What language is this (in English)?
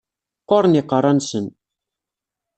Kabyle